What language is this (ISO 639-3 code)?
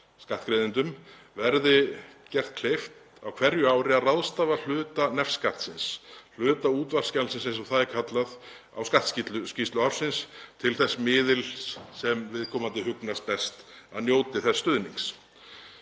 isl